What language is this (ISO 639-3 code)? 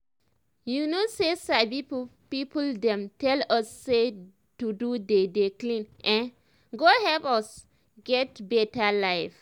pcm